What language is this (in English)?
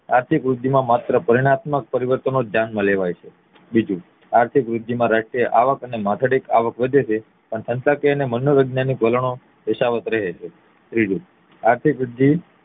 Gujarati